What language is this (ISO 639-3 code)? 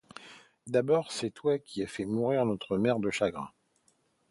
fra